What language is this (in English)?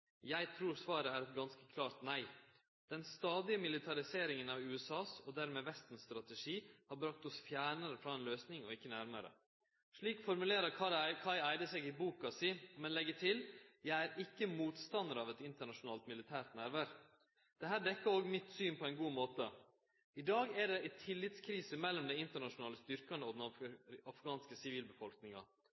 Norwegian Nynorsk